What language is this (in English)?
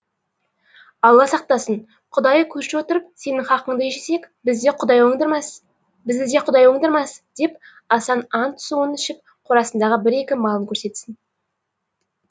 Kazakh